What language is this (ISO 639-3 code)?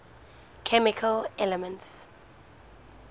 eng